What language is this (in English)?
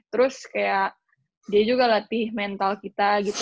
Indonesian